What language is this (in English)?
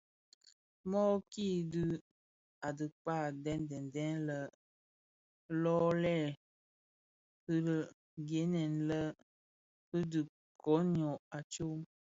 Bafia